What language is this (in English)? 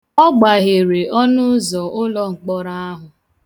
Igbo